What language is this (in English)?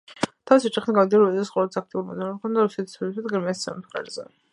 Georgian